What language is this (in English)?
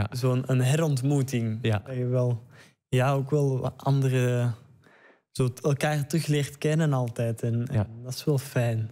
Dutch